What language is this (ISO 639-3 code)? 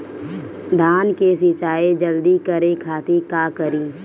bho